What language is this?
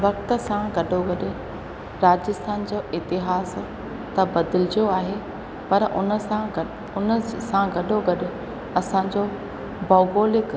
Sindhi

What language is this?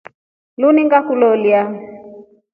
Rombo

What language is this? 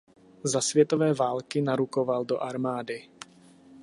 Czech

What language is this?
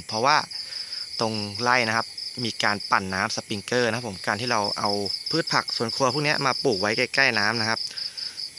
Thai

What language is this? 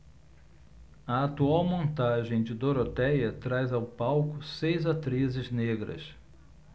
Portuguese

